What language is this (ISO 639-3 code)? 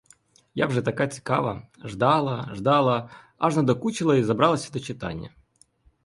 ukr